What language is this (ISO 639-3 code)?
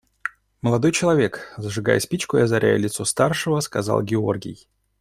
rus